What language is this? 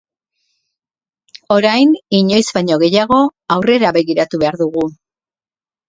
Basque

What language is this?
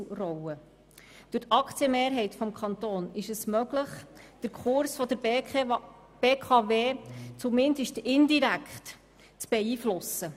Swiss German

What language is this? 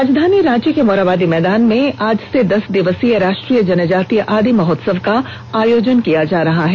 Hindi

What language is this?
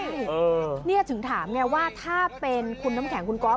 Thai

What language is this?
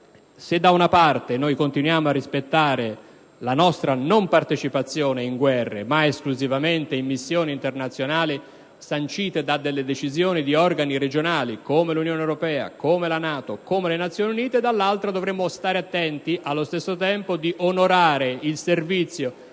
Italian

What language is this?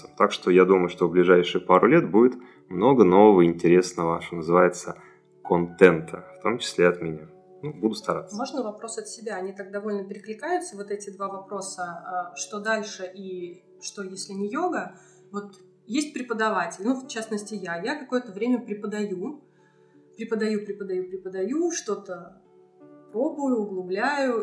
Russian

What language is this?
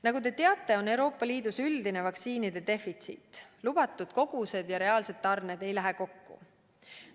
Estonian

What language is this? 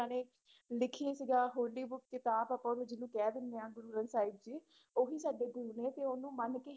Punjabi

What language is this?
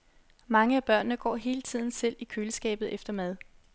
Danish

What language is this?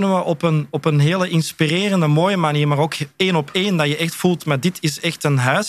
Dutch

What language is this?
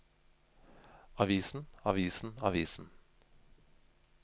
Norwegian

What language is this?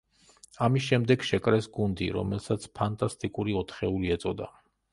Georgian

